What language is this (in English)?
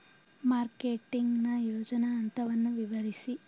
Kannada